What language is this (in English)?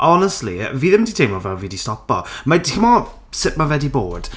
Welsh